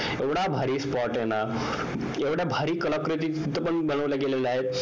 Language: Marathi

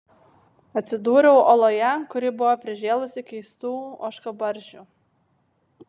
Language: Lithuanian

